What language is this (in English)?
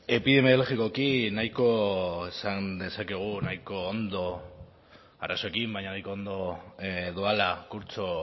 Basque